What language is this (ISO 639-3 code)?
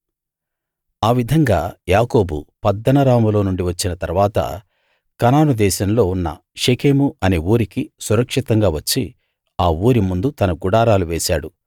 tel